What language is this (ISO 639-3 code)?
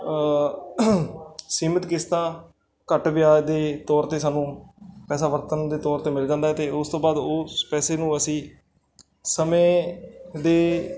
pan